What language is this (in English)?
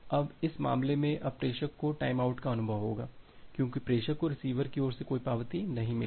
Hindi